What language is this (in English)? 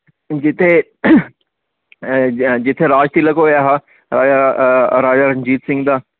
Dogri